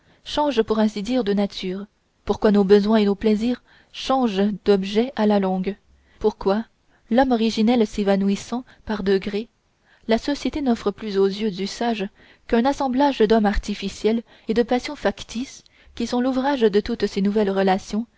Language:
French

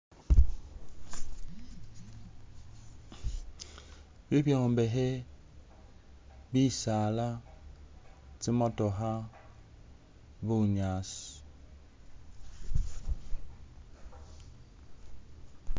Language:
Masaaba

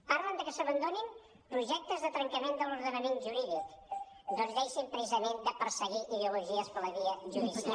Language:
Catalan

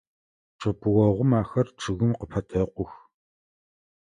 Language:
Adyghe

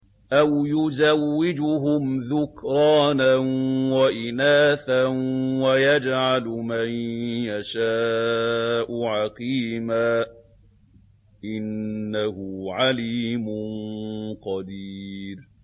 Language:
Arabic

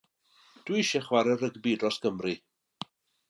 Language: Welsh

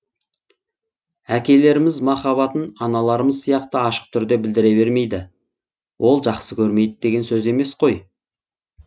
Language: Kazakh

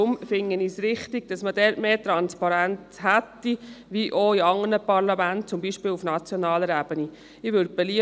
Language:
Swiss German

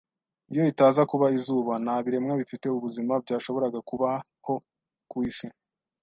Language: Kinyarwanda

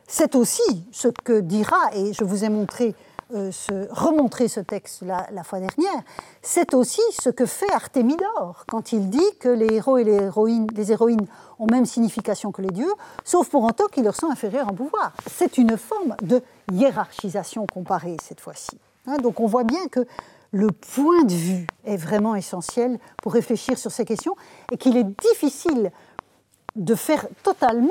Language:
French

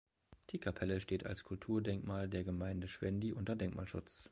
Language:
German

